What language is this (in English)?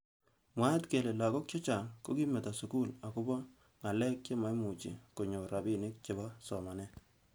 Kalenjin